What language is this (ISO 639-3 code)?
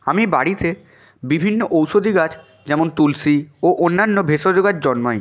ben